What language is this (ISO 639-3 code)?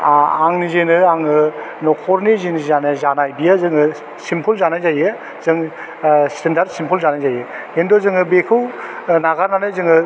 brx